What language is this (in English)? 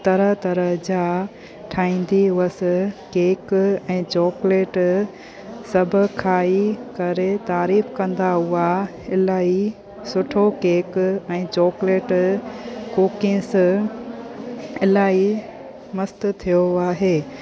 Sindhi